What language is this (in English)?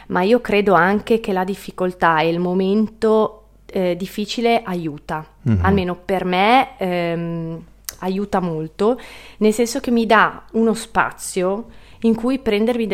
Italian